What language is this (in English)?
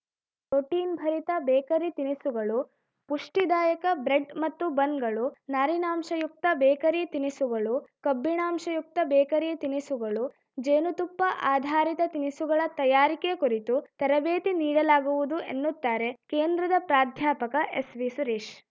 Kannada